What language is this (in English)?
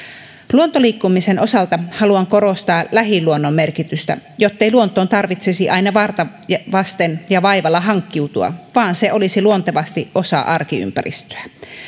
Finnish